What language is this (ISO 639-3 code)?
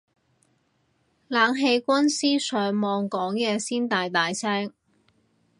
yue